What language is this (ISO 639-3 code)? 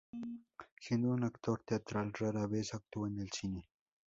spa